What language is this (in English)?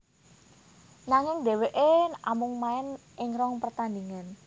Javanese